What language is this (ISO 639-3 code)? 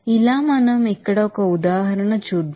tel